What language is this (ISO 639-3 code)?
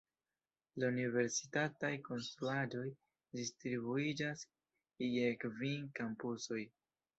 epo